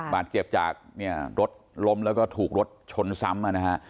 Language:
Thai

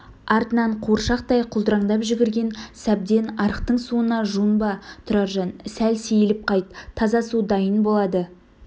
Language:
Kazakh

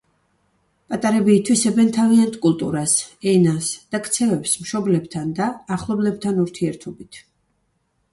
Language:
Georgian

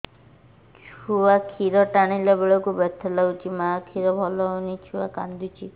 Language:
Odia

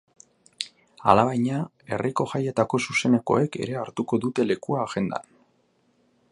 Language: Basque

